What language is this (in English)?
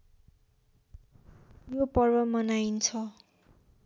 Nepali